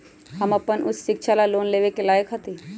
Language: Magahi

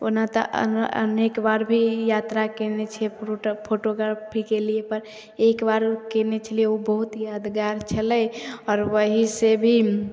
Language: Maithili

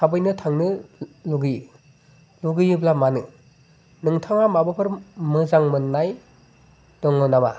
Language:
Bodo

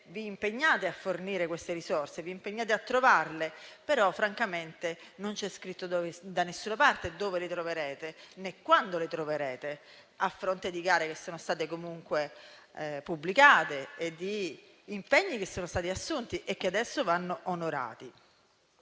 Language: Italian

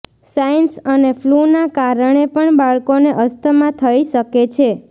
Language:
Gujarati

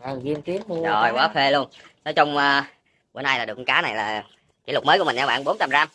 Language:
Vietnamese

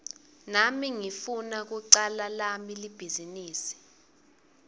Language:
Swati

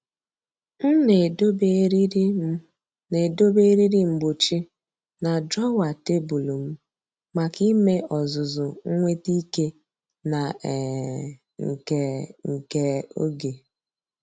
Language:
Igbo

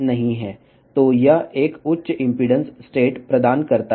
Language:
Telugu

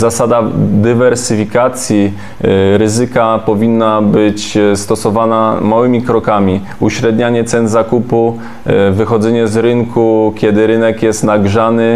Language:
Polish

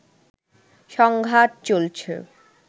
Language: Bangla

